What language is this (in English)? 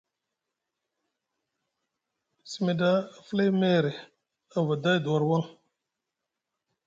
Musgu